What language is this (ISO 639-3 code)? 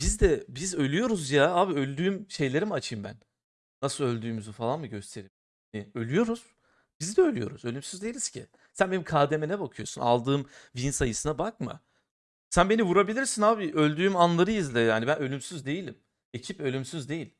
tur